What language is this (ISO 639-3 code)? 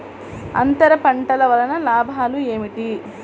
tel